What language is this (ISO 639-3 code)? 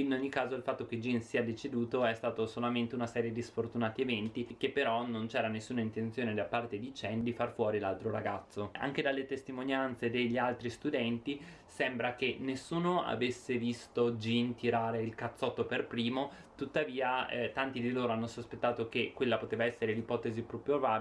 ita